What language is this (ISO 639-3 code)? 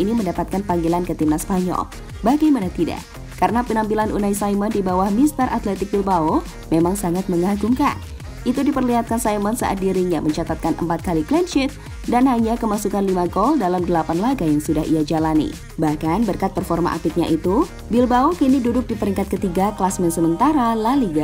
ind